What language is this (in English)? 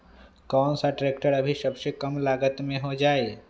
Magahi